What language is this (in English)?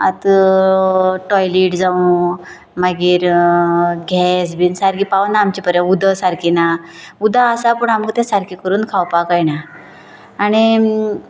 Konkani